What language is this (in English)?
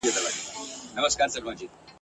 Pashto